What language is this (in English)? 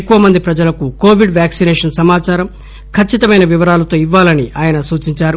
Telugu